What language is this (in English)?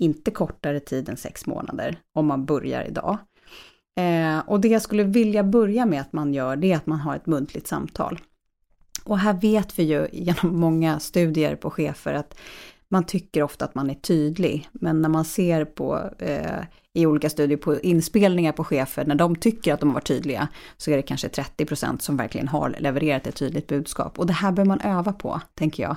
Swedish